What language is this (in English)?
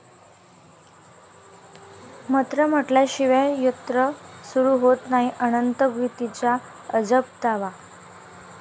Marathi